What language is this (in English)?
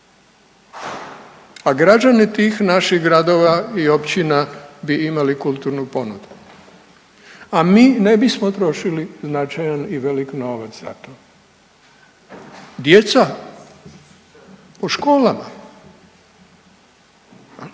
Croatian